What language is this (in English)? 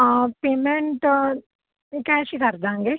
Punjabi